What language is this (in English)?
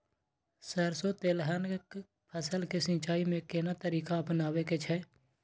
Maithili